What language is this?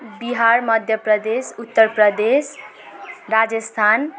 Nepali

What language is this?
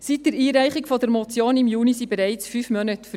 Swiss German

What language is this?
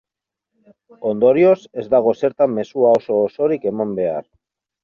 Basque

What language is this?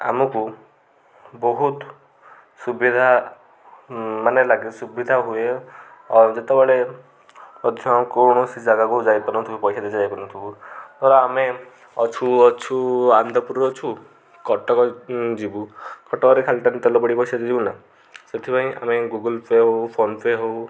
Odia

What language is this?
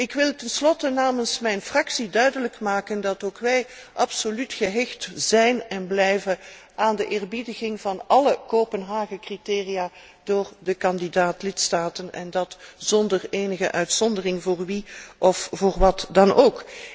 Dutch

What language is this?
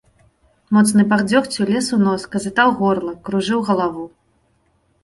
Belarusian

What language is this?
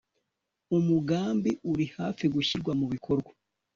Kinyarwanda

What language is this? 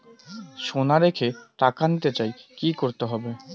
Bangla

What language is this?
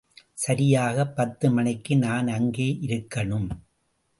Tamil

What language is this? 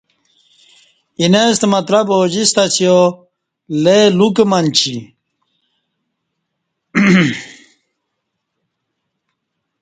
Kati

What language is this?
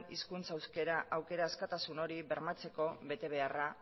Basque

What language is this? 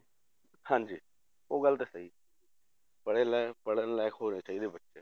Punjabi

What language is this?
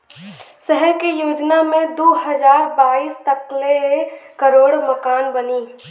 Bhojpuri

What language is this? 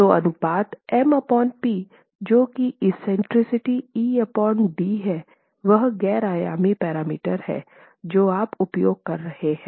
Hindi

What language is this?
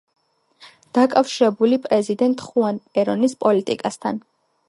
Georgian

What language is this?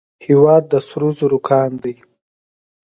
Pashto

